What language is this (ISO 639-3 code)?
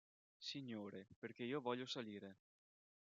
ita